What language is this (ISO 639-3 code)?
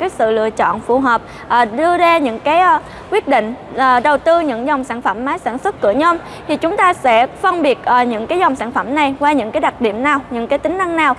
vie